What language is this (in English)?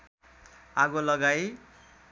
Nepali